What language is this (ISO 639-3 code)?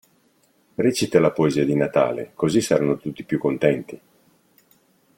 ita